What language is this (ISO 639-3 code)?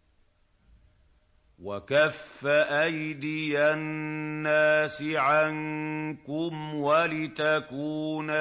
ara